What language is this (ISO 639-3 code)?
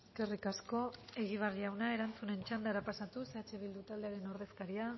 eus